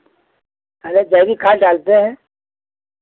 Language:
Hindi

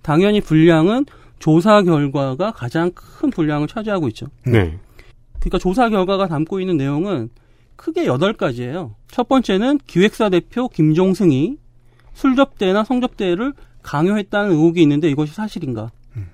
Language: Korean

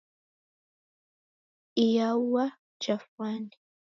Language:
Taita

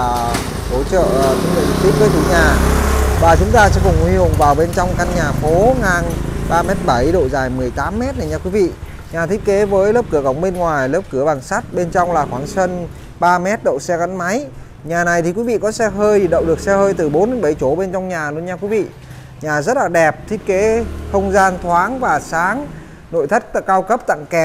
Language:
Vietnamese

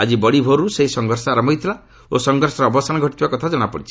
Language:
Odia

